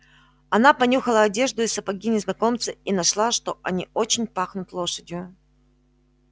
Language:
Russian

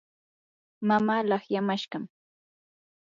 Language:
Yanahuanca Pasco Quechua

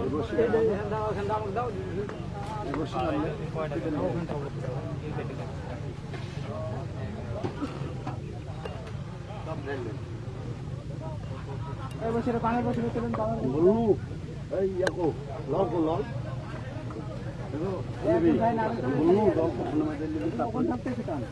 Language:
Bangla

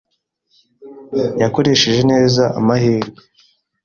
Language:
Kinyarwanda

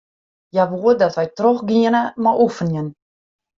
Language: Western Frisian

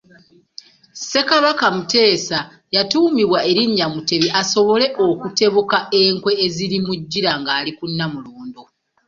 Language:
Ganda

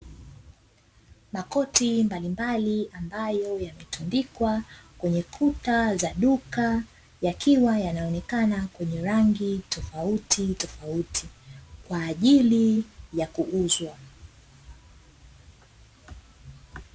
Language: Swahili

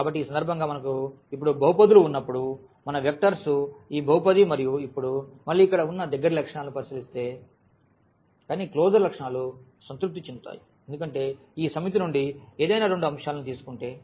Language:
Telugu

